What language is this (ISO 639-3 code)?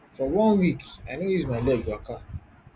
pcm